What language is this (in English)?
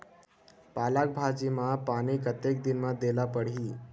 Chhattisgarhi